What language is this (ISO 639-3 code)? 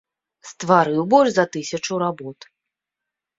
bel